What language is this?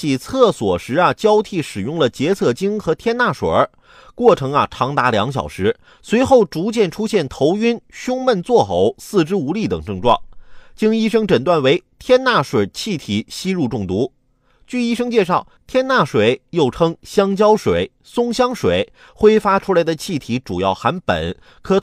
Chinese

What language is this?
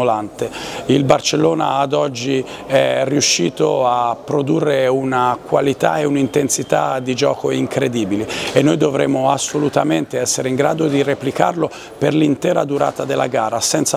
Italian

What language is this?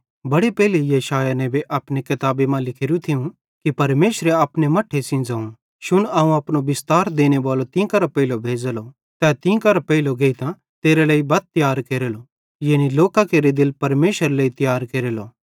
Bhadrawahi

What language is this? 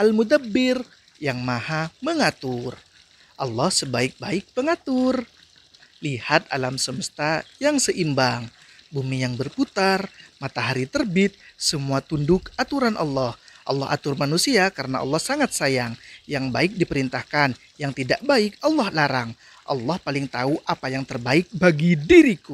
Indonesian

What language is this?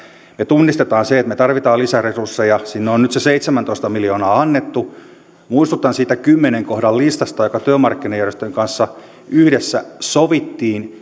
Finnish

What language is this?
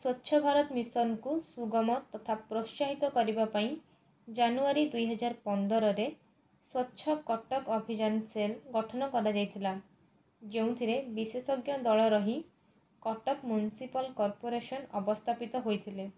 Odia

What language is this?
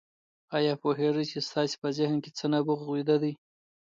Pashto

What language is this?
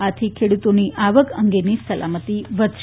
Gujarati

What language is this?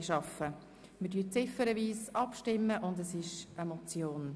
Swiss German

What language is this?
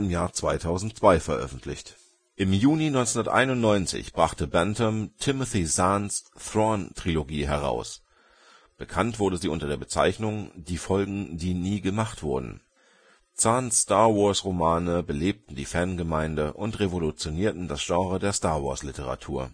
German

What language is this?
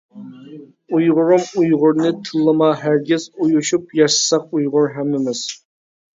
Uyghur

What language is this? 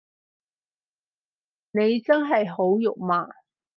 Cantonese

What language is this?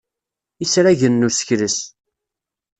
Kabyle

